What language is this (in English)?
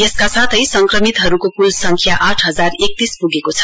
Nepali